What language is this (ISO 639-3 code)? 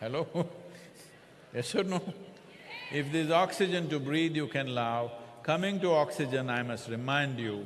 eng